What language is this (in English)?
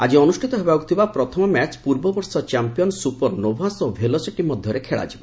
Odia